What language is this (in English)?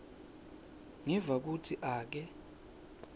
Swati